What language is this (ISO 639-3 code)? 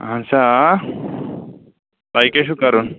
kas